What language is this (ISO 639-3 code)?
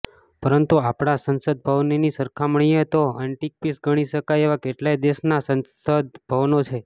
guj